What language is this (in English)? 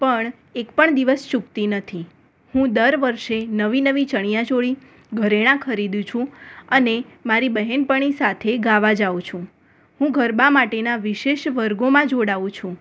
Gujarati